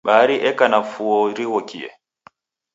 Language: Taita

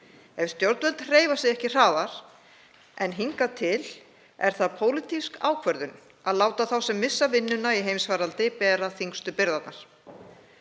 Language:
Icelandic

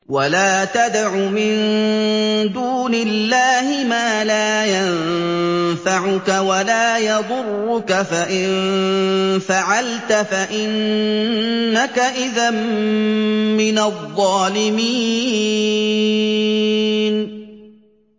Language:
Arabic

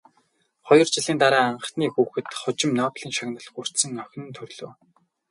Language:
Mongolian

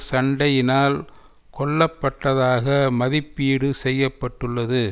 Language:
Tamil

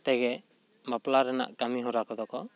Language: Santali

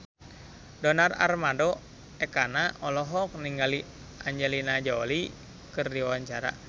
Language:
Sundanese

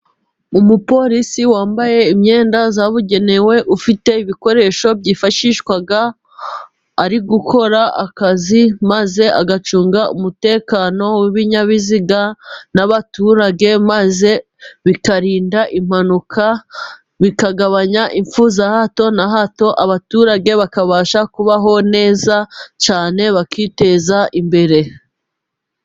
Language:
Kinyarwanda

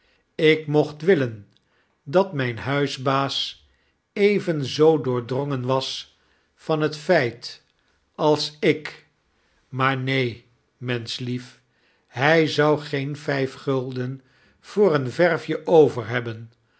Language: Dutch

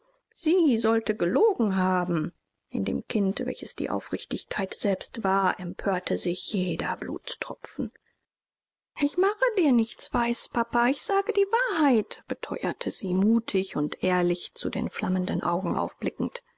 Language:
German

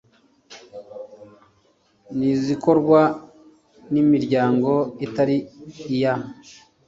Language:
Kinyarwanda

